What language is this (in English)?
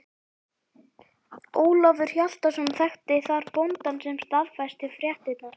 Icelandic